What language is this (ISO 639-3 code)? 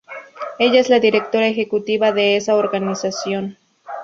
spa